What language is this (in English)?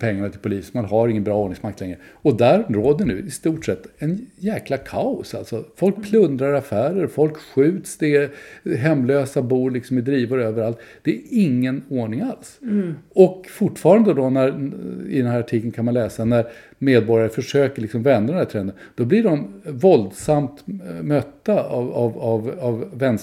Swedish